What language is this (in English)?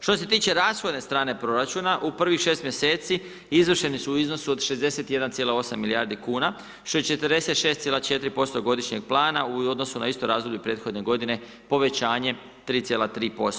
Croatian